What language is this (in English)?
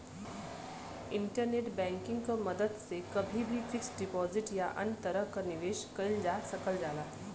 Bhojpuri